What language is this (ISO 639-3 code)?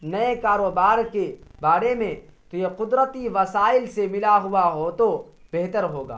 urd